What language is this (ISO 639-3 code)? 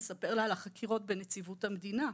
heb